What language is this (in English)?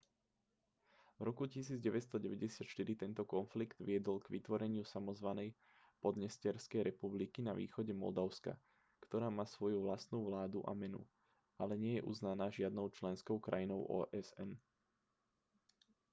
Slovak